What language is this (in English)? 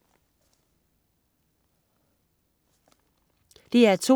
Danish